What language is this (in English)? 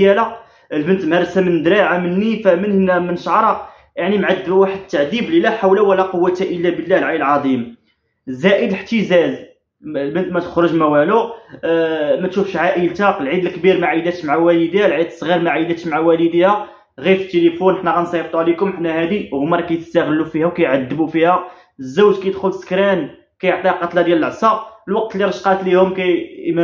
Arabic